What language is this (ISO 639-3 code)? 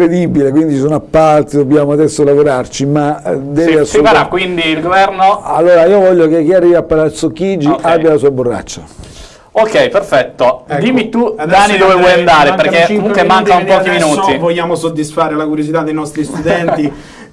ita